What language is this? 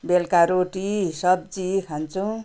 Nepali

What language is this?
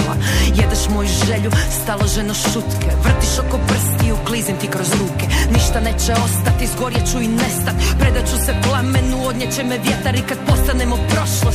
Croatian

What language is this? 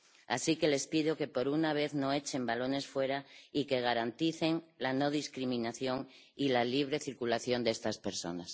Spanish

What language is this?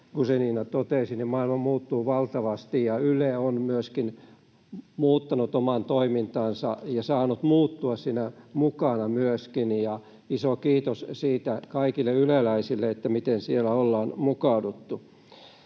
Finnish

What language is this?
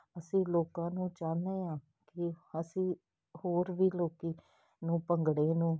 Punjabi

